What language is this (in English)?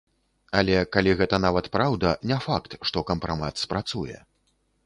Belarusian